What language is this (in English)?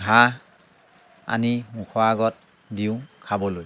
Assamese